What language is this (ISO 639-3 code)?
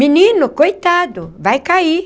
por